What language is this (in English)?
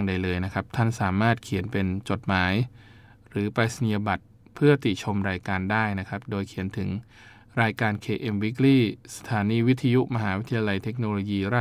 Thai